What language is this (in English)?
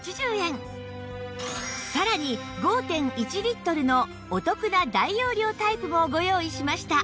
Japanese